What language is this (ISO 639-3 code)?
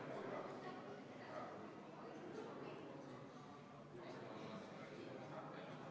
est